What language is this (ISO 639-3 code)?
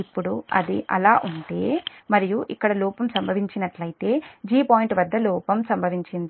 tel